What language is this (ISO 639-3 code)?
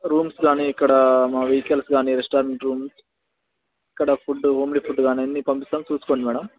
tel